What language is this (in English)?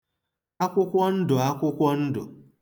Igbo